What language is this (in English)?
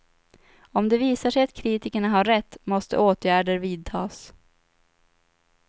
Swedish